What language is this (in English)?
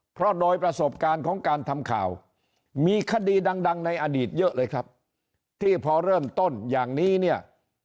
Thai